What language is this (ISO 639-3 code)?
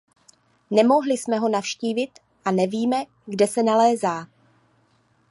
ces